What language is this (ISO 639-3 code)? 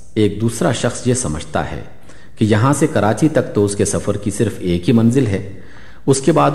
urd